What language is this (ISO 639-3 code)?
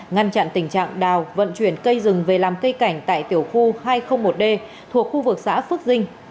vie